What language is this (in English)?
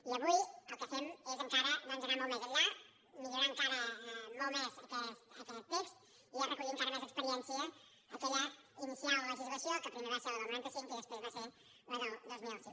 Catalan